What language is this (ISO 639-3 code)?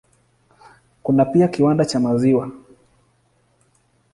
swa